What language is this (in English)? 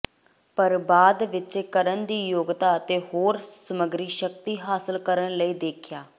Punjabi